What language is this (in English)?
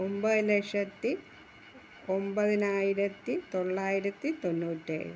Malayalam